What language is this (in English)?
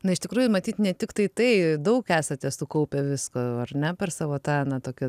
Lithuanian